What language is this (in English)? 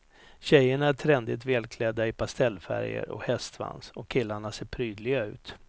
Swedish